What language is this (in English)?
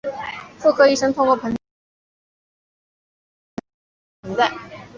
Chinese